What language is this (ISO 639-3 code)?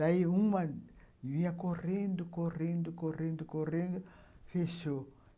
por